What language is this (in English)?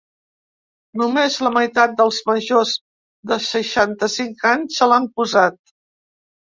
Catalan